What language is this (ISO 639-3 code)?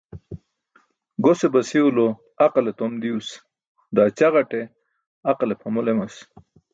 bsk